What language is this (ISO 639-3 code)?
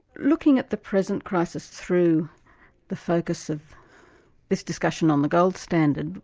eng